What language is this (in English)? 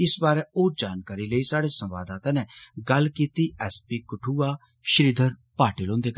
Dogri